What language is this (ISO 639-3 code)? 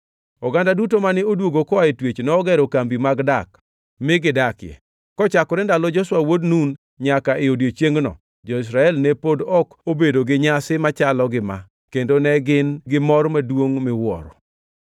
luo